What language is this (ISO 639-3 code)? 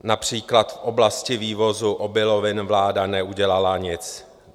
ces